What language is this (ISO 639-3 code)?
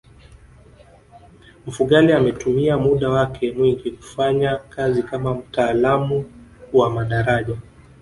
swa